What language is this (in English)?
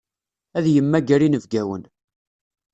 Kabyle